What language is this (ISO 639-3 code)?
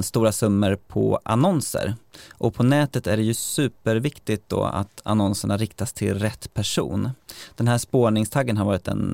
swe